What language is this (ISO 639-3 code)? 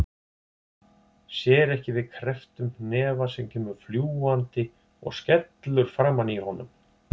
isl